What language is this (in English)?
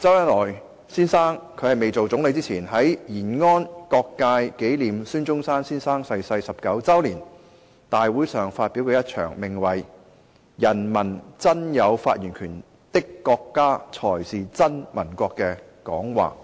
Cantonese